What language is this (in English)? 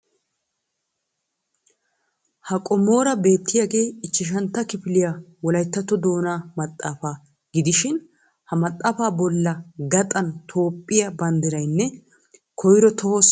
Wolaytta